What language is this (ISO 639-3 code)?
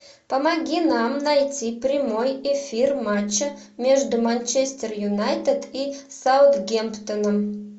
rus